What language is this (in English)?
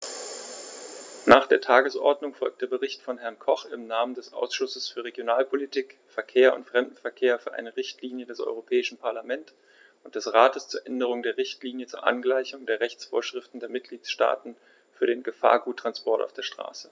German